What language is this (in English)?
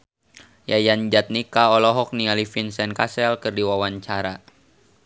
Sundanese